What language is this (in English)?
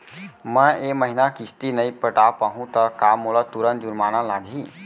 Chhattisgarhi